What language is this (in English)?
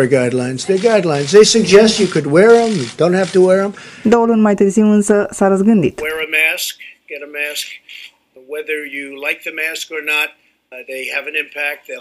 Romanian